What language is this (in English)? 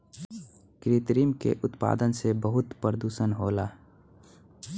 Bhojpuri